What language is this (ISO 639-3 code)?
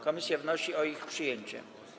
pol